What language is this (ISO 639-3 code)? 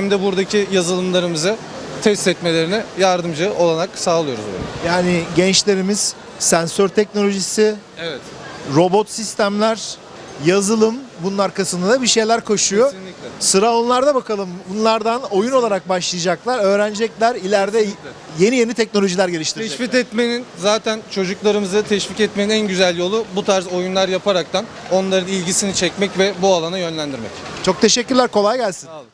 tur